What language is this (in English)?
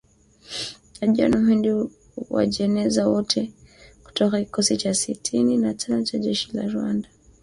Swahili